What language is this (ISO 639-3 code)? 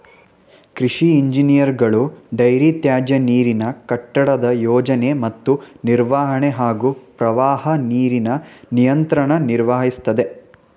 kan